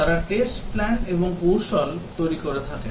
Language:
Bangla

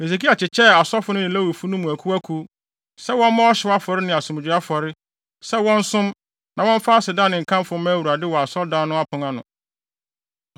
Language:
Akan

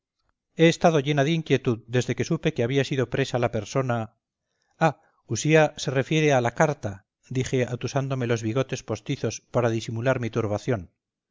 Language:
Spanish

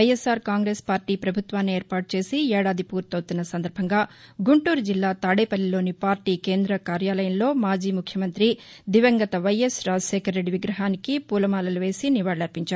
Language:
Telugu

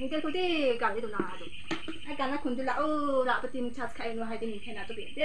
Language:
Thai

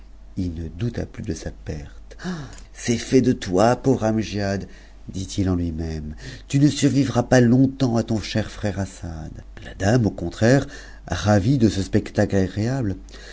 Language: French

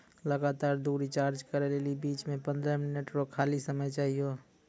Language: Maithili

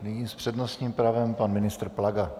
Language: Czech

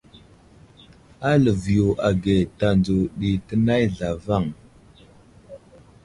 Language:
Wuzlam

